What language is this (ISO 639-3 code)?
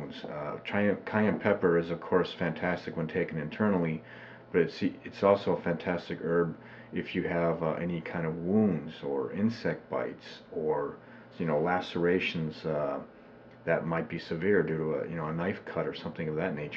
eng